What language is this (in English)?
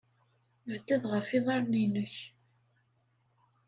Kabyle